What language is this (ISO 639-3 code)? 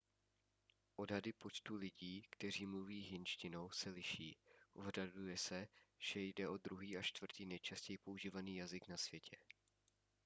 ces